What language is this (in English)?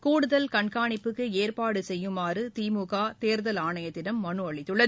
Tamil